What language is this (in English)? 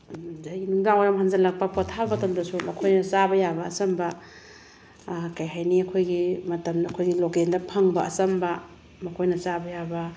Manipuri